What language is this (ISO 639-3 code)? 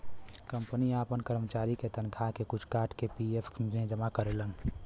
bho